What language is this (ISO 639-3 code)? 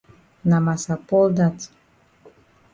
wes